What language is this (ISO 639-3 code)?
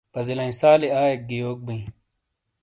scl